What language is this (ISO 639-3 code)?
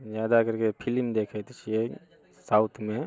mai